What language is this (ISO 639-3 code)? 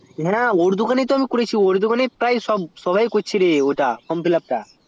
ben